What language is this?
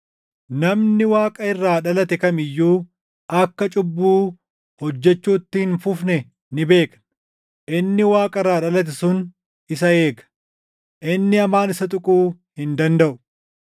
Oromo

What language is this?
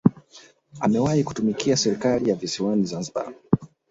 Swahili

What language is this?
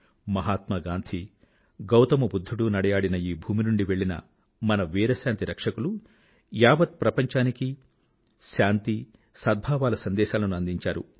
Telugu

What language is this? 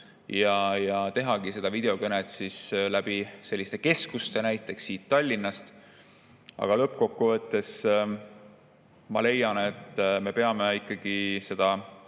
Estonian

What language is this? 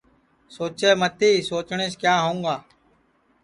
Sansi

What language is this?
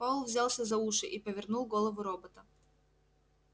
Russian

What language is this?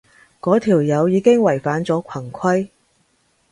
Cantonese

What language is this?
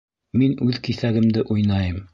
Bashkir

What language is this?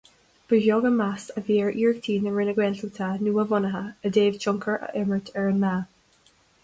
Irish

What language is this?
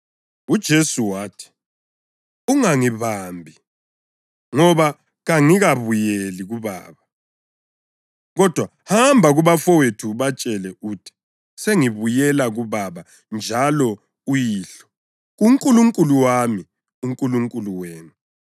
North Ndebele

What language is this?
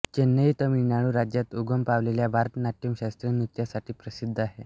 Marathi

